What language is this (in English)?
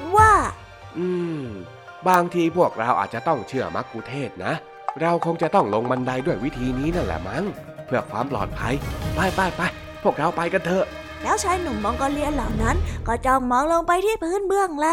Thai